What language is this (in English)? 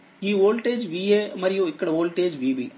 Telugu